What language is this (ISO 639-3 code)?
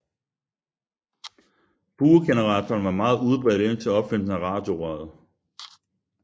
dan